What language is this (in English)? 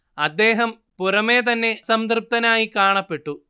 Malayalam